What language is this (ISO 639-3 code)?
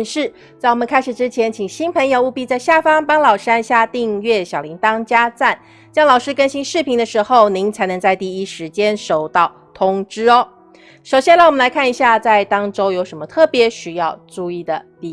zho